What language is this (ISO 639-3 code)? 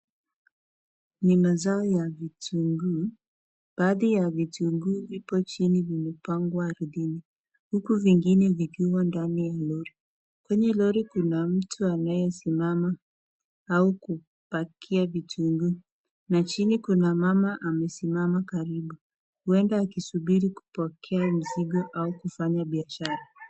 swa